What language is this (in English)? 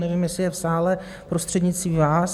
Czech